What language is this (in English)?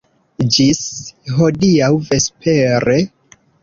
Esperanto